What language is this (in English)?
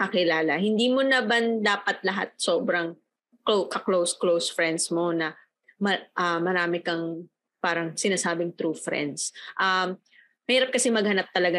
Filipino